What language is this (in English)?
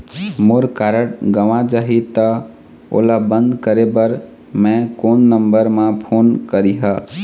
Chhattisgarhi